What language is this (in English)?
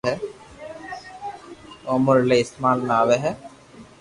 Loarki